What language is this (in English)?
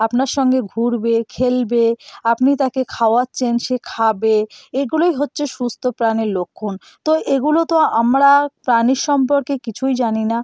Bangla